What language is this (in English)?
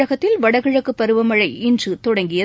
Tamil